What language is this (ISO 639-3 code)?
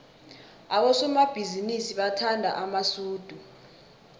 nbl